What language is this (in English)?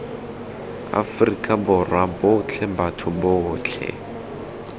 Tswana